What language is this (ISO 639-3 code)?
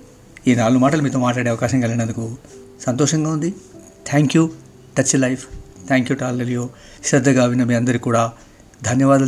tel